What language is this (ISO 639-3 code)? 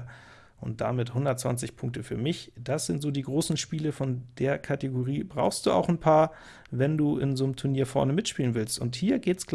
deu